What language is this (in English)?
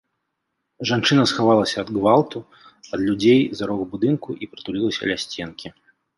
Belarusian